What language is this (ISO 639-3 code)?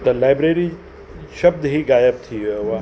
snd